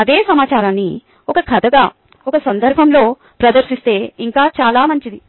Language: Telugu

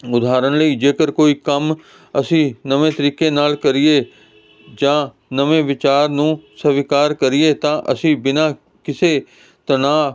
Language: Punjabi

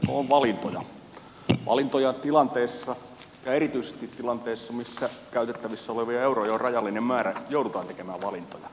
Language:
Finnish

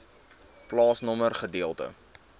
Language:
Afrikaans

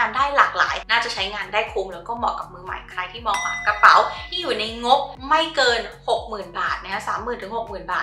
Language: Thai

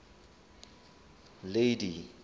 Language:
Southern Sotho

